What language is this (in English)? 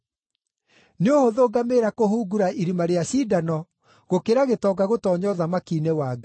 Kikuyu